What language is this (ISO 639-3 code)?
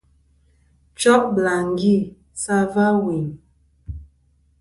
bkm